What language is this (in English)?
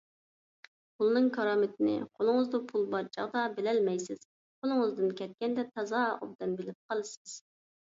Uyghur